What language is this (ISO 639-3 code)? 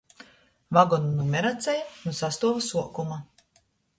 ltg